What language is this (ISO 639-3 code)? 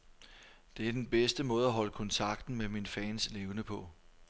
dan